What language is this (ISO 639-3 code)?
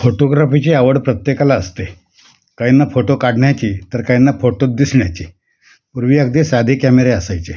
mar